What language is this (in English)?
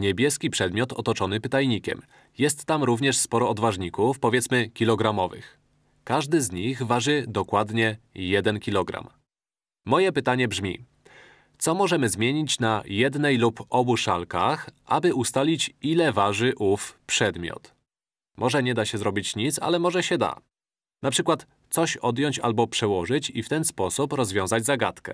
Polish